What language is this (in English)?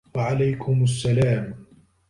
Arabic